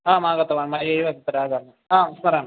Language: Sanskrit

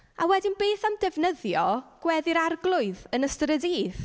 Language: Welsh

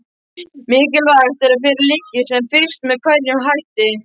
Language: Icelandic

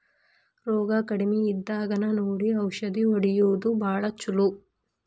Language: Kannada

